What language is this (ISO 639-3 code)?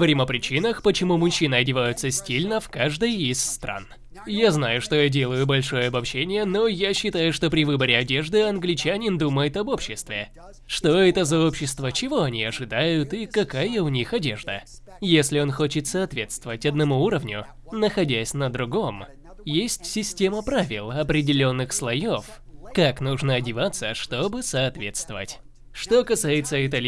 rus